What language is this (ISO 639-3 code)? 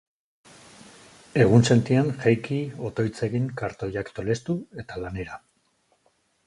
eus